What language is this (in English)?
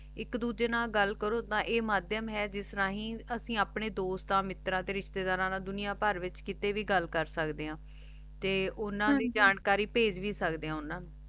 Punjabi